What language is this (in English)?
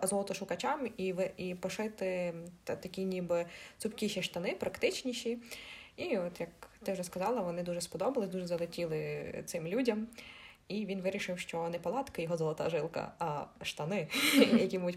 Ukrainian